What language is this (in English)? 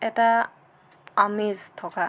Assamese